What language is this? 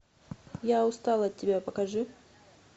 Russian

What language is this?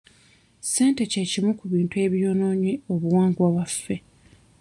Ganda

